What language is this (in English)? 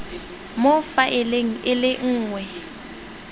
Tswana